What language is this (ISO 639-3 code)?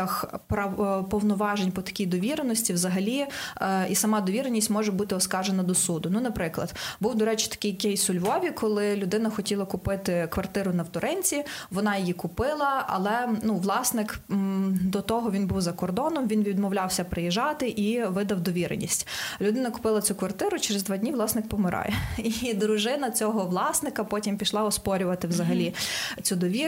ukr